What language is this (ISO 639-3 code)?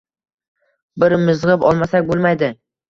uzb